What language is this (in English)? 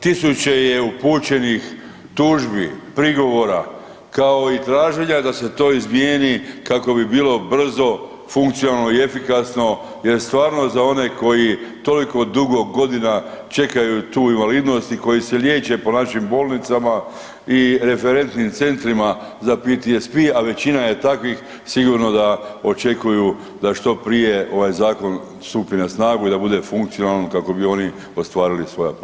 Croatian